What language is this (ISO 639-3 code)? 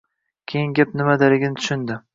uzb